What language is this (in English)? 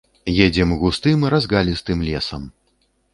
Belarusian